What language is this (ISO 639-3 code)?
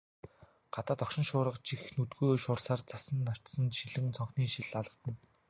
mon